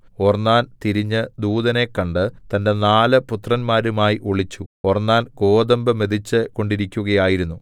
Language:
Malayalam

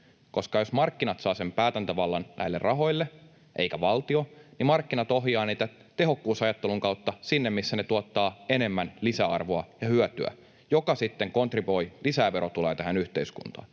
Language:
Finnish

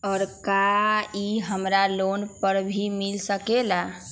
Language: Magahi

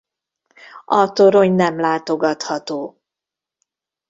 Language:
Hungarian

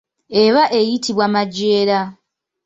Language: Ganda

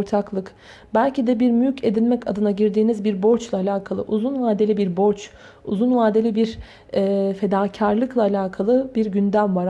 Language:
Turkish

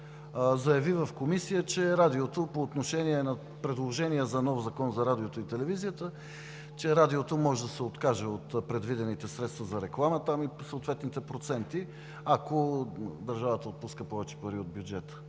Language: Bulgarian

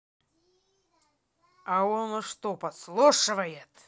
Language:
Russian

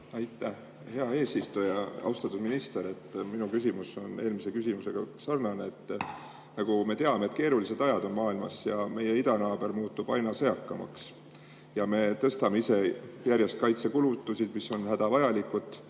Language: Estonian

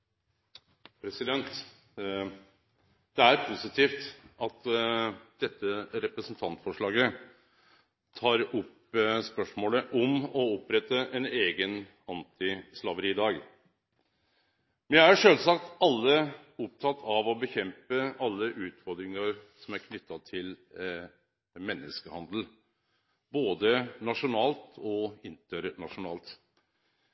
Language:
Norwegian Nynorsk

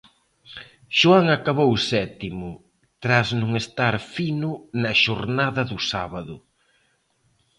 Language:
Galician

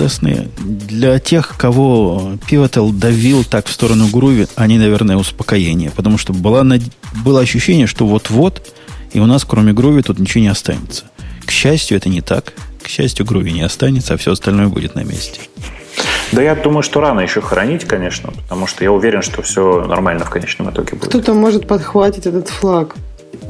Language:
Russian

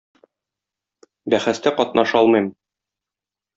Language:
Tatar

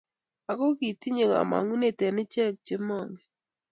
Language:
Kalenjin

